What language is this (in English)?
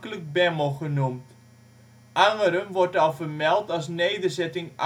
Dutch